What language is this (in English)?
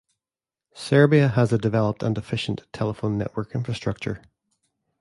English